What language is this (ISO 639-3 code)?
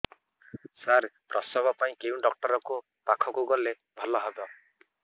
ori